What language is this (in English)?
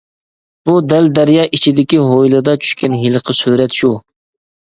Uyghur